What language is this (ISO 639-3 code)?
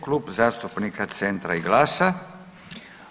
hrv